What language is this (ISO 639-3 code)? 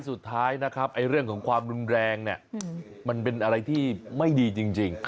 tha